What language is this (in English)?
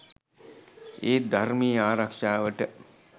Sinhala